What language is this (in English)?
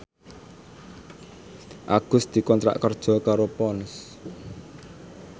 Javanese